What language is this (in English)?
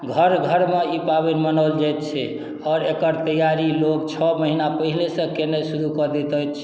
Maithili